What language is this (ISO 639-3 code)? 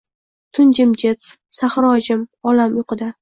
uzb